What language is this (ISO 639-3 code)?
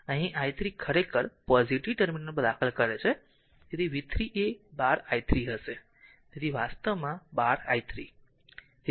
guj